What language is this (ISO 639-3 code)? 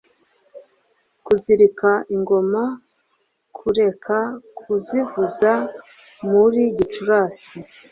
kin